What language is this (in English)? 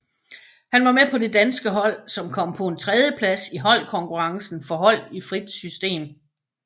Danish